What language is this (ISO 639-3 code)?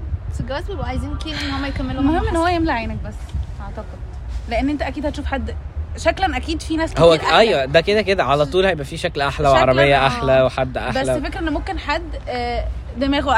ara